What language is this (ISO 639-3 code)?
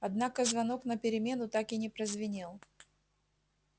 rus